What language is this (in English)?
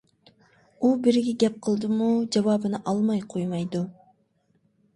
Uyghur